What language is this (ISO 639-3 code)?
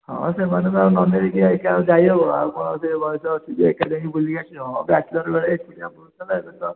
ori